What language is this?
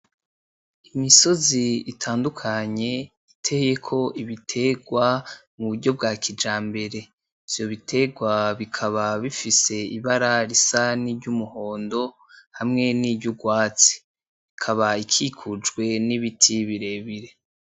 Rundi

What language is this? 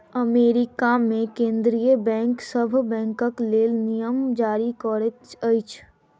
Maithili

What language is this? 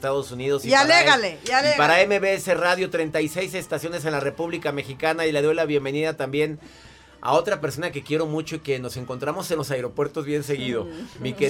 Spanish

